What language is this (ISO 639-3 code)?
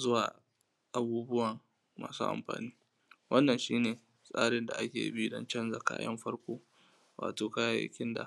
hau